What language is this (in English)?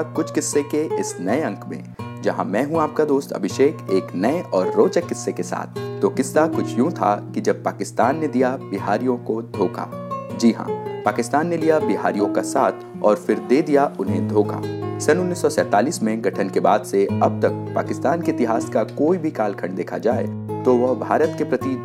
Hindi